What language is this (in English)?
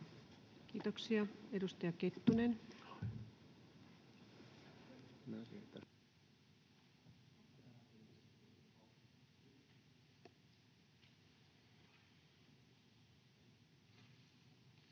Finnish